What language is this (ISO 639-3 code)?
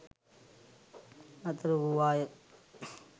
sin